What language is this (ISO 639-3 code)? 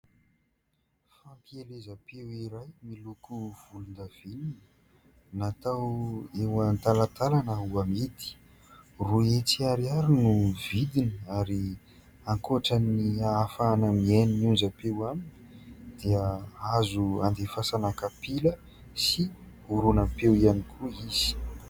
mlg